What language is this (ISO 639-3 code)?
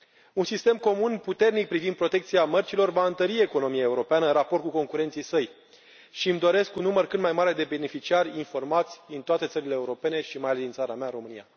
ron